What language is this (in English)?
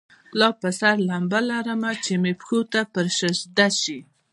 Pashto